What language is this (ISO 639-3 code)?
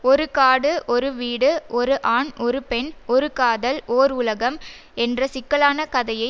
tam